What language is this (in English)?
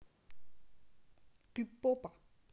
Russian